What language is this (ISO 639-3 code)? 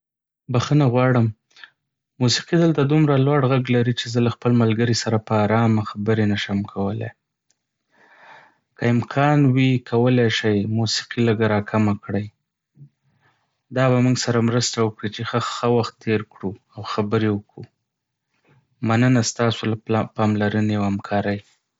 pus